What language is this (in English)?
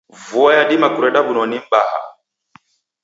Taita